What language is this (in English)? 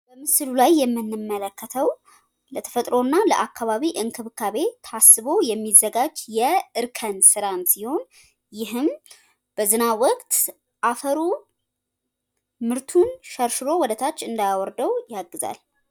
Amharic